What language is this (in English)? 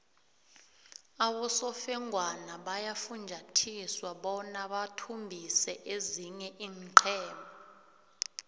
South Ndebele